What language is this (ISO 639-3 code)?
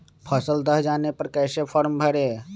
mag